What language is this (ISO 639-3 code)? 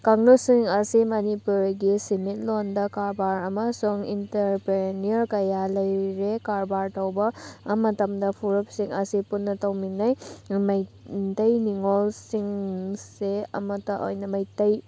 mni